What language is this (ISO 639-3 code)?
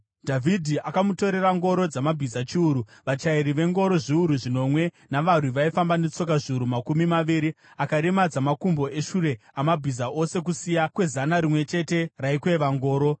sna